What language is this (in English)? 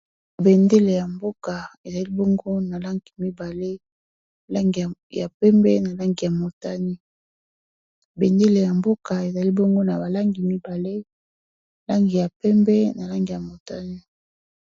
Lingala